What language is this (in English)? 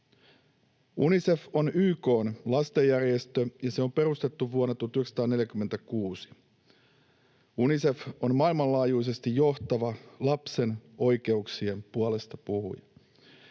Finnish